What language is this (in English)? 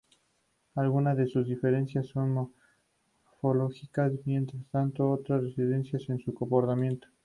Spanish